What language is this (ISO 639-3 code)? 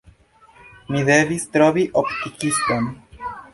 epo